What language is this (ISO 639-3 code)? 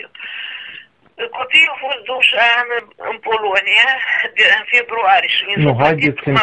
ron